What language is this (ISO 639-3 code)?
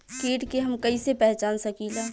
bho